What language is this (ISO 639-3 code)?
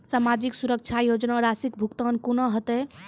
mai